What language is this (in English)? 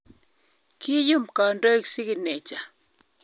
Kalenjin